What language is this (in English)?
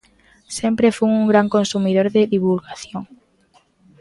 Galician